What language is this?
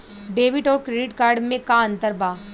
Bhojpuri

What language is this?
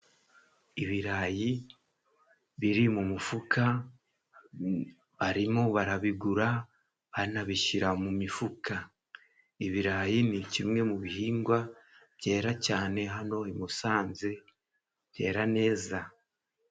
Kinyarwanda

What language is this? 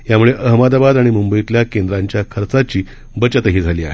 Marathi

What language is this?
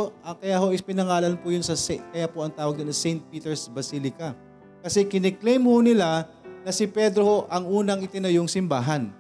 Filipino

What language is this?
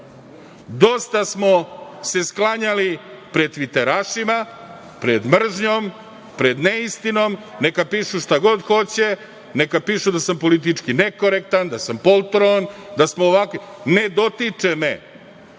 Serbian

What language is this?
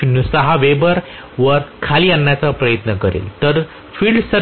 Marathi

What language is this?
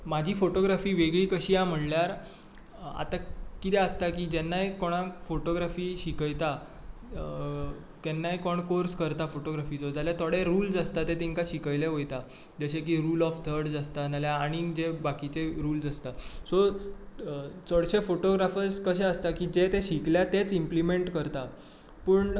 Konkani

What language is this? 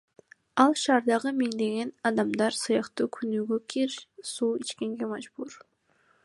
Kyrgyz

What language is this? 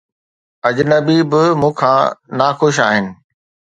Sindhi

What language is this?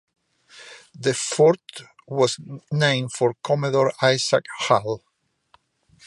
English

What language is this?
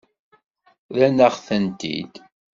Kabyle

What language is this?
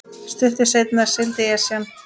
Icelandic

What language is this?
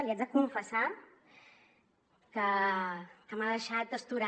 Catalan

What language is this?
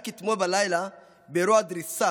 Hebrew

